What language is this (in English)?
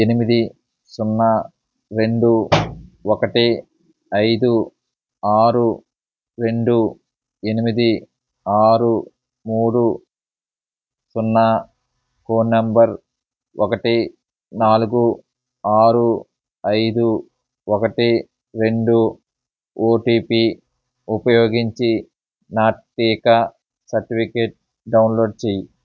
Telugu